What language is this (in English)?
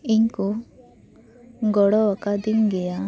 Santali